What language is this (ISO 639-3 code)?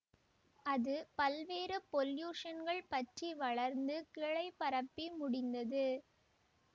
tam